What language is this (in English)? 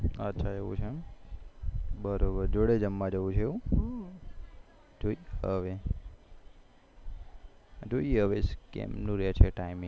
Gujarati